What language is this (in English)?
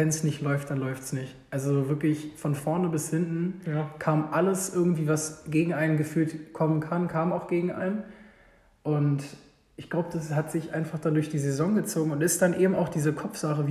German